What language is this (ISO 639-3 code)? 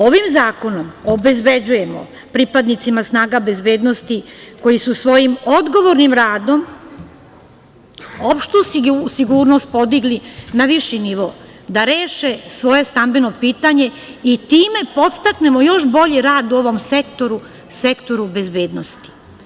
srp